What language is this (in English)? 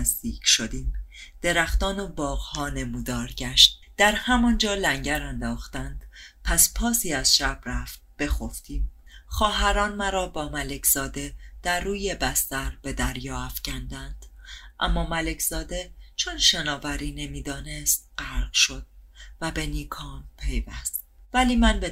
Persian